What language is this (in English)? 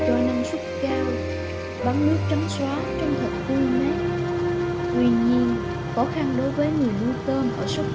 Vietnamese